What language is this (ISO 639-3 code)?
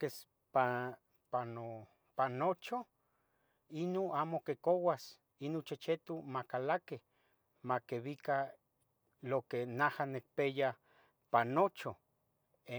nhg